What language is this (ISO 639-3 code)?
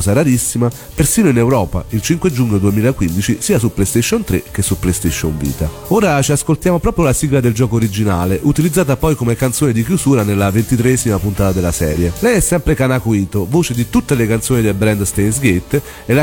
ita